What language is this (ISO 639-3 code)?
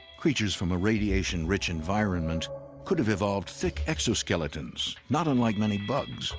eng